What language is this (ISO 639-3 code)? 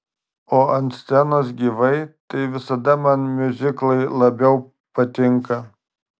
lit